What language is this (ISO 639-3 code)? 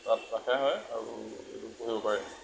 asm